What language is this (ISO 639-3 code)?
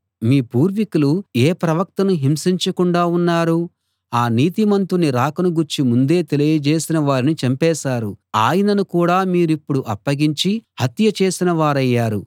tel